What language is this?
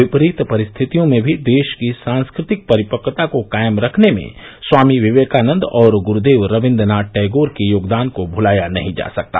Hindi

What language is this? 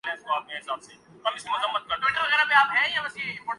Urdu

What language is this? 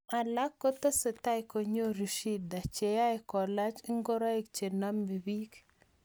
Kalenjin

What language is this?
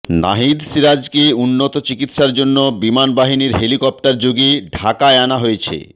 Bangla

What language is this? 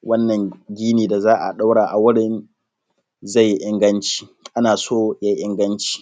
Hausa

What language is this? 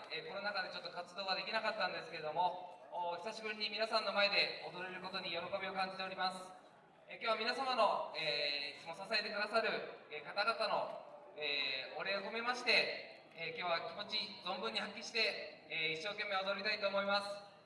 Japanese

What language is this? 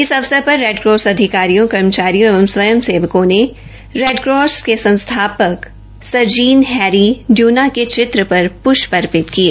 Hindi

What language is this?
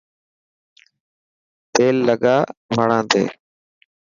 Dhatki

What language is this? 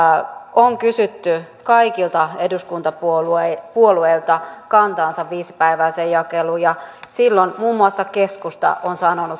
Finnish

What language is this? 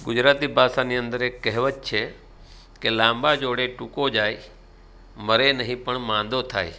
Gujarati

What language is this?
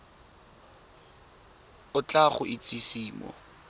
Tswana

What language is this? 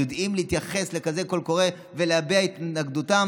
Hebrew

